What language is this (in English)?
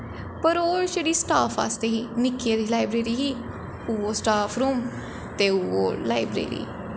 Dogri